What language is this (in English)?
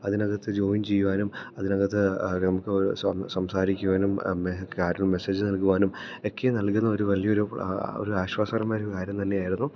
Malayalam